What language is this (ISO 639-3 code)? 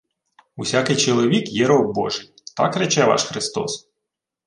ukr